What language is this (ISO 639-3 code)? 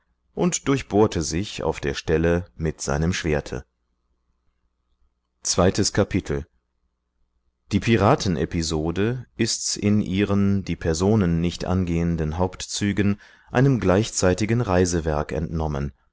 deu